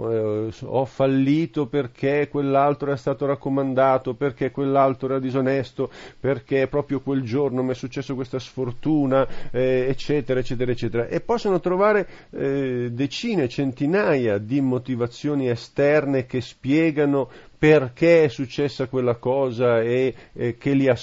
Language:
Italian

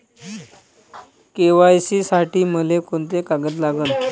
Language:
Marathi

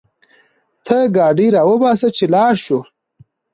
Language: Pashto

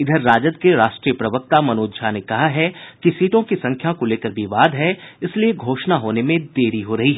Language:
Hindi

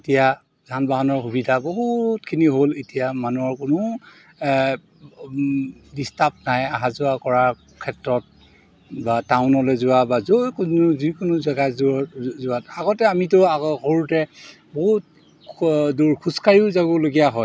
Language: Assamese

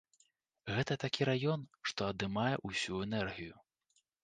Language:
Belarusian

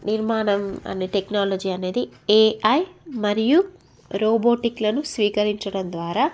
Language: Telugu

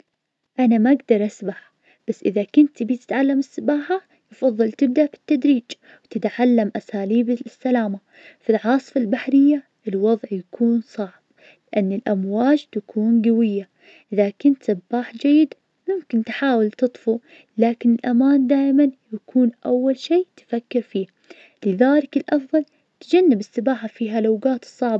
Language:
Najdi Arabic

